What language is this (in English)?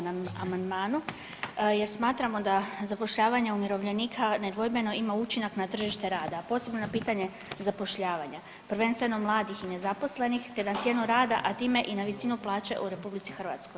Croatian